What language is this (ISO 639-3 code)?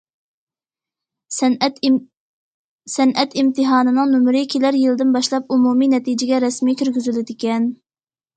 uig